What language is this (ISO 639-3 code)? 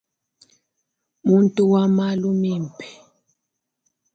lua